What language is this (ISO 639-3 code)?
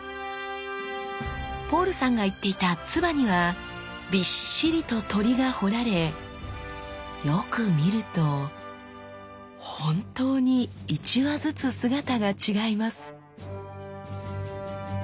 jpn